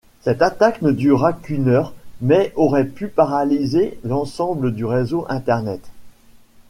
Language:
French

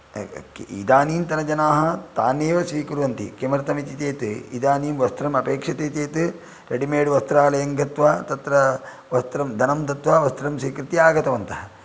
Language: Sanskrit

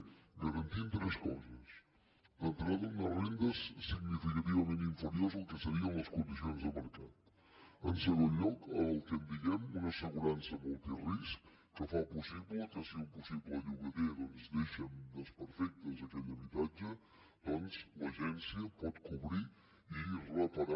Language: Catalan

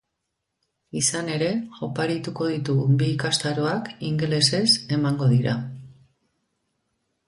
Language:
Basque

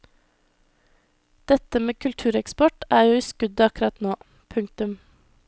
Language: Norwegian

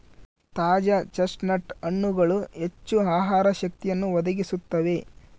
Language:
Kannada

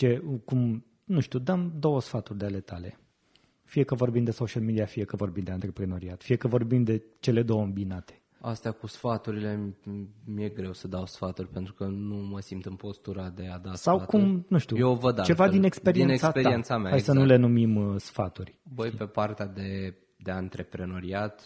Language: Romanian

